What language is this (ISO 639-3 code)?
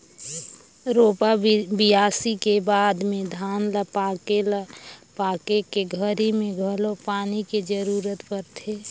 hne